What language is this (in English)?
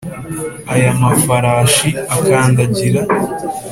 Kinyarwanda